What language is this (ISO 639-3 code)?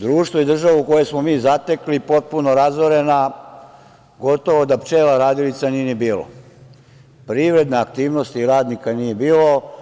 srp